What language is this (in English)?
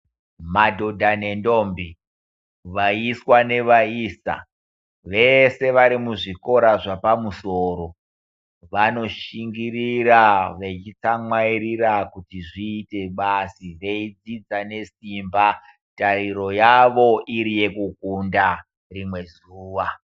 Ndau